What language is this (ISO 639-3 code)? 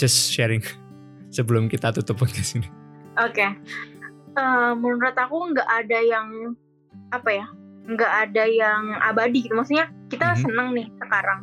ind